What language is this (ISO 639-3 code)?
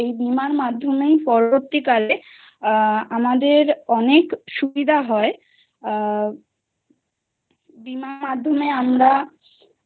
ben